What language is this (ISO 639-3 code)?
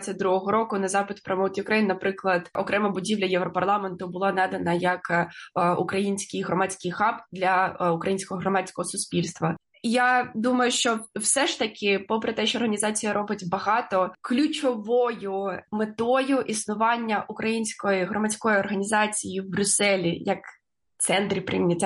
ukr